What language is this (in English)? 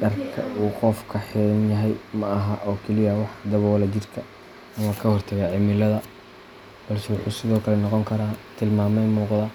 Somali